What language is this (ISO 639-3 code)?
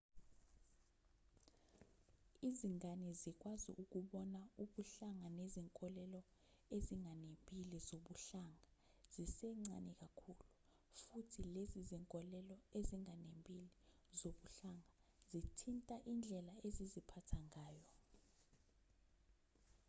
zul